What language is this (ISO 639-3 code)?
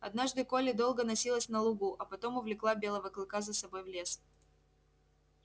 rus